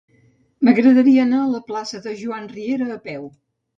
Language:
Catalan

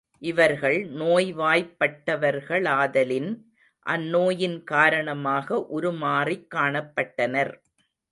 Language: Tamil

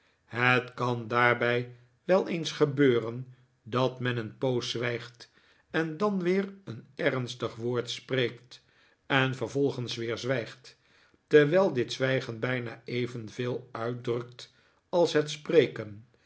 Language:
Dutch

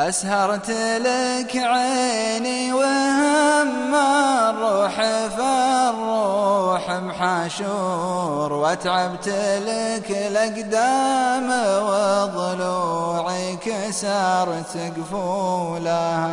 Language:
Arabic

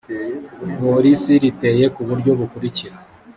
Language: Kinyarwanda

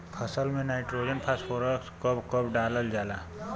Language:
Bhojpuri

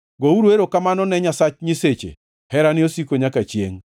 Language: Luo (Kenya and Tanzania)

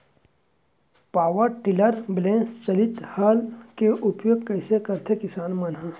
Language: Chhattisgarhi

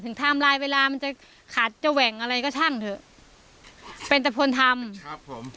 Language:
Thai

